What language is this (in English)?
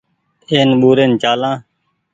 Goaria